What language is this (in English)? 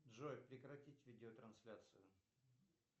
Russian